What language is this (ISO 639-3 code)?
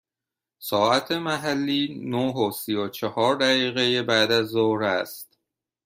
fas